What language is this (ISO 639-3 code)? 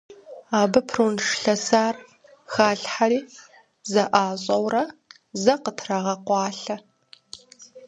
kbd